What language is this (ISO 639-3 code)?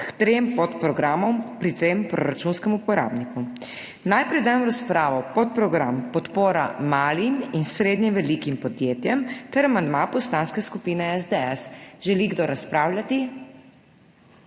slv